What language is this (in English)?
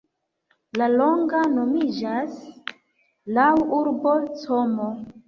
Esperanto